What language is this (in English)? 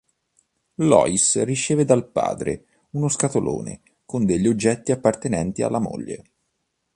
Italian